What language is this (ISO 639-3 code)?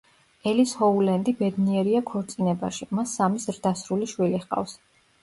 kat